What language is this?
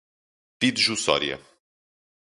Portuguese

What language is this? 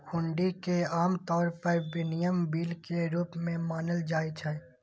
Maithili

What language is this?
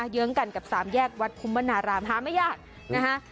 Thai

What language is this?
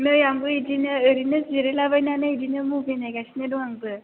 Bodo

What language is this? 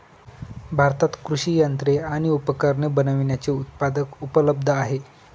Marathi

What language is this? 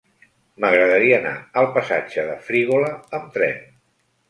Catalan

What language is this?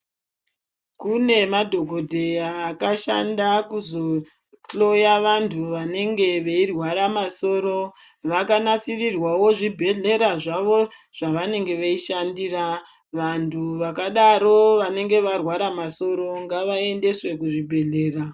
Ndau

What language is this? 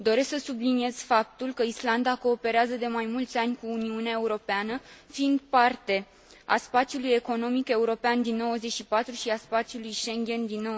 Romanian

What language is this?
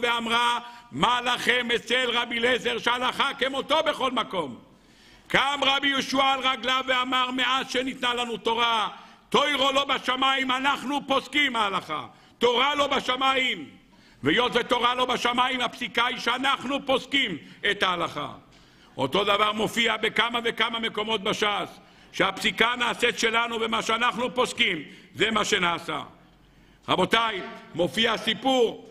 Hebrew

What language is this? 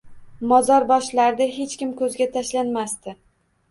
Uzbek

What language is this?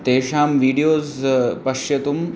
Sanskrit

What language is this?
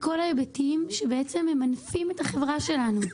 Hebrew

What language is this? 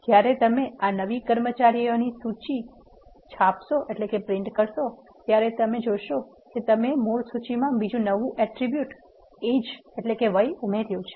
Gujarati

